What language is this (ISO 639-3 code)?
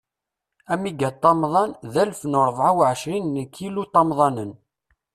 kab